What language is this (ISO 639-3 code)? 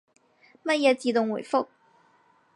yue